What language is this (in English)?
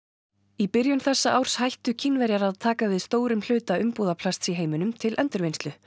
Icelandic